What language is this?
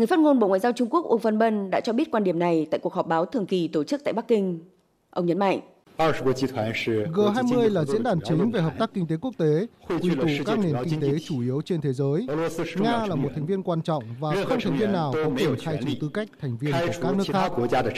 Vietnamese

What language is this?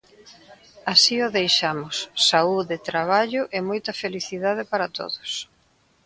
Galician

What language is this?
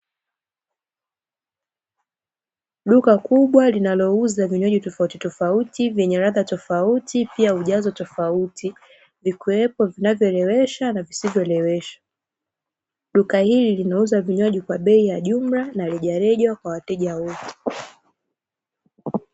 Swahili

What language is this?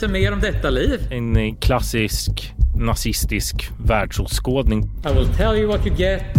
Swedish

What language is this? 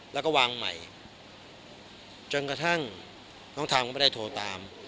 Thai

